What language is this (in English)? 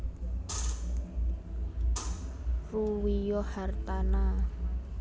Javanese